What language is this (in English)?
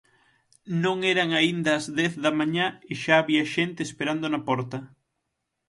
Galician